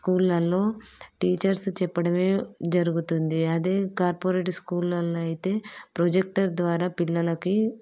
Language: Telugu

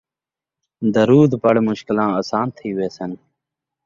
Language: Saraiki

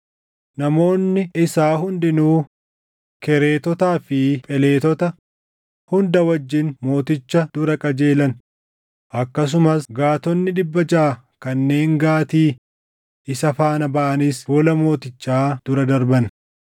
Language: Oromo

